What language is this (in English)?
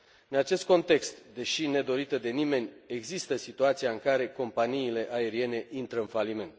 Romanian